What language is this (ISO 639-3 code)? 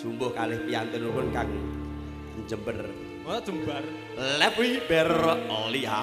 ind